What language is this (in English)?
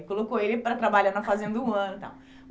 Portuguese